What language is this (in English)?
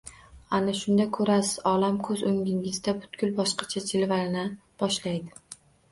Uzbek